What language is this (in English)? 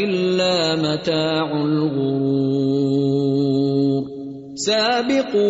Urdu